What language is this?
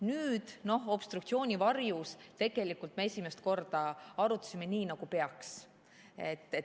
Estonian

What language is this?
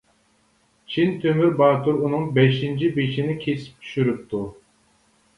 Uyghur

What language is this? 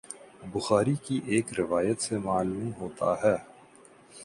Urdu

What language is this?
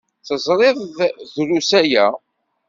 Kabyle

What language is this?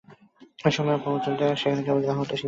Bangla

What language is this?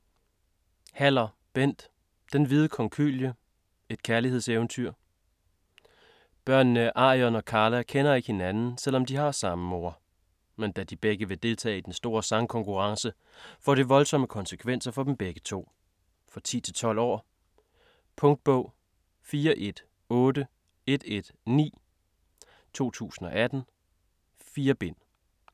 Danish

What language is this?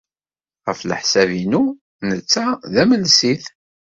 Kabyle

